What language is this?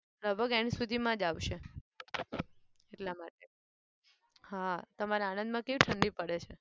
Gujarati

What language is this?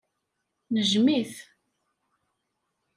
Kabyle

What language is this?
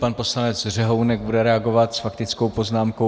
Czech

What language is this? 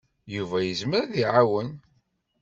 Kabyle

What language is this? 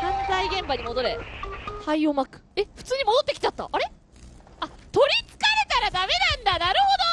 Japanese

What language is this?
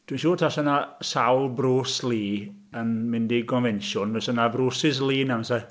Welsh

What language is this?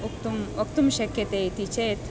Sanskrit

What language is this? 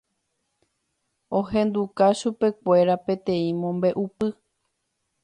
Guarani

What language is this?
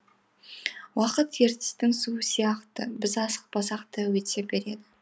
Kazakh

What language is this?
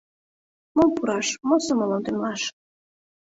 Mari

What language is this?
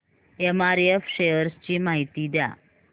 Marathi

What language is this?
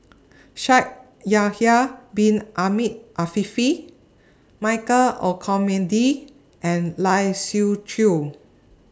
English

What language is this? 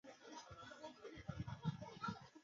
Chinese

